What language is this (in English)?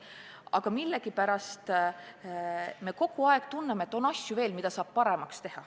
Estonian